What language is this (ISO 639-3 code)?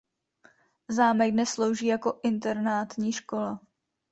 ces